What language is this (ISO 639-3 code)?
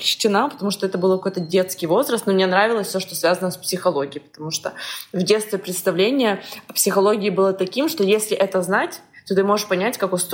rus